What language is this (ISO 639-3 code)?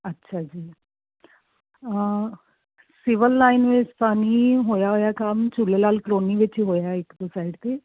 pan